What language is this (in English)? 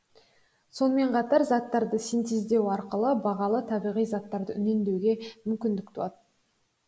Kazakh